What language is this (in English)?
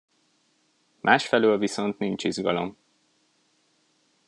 Hungarian